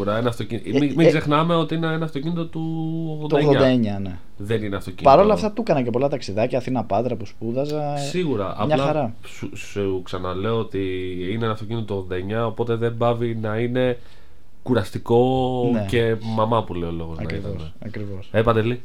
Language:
Greek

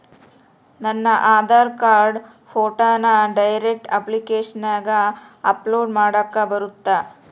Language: Kannada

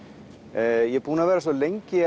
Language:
Icelandic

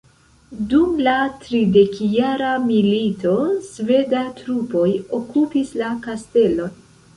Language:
Esperanto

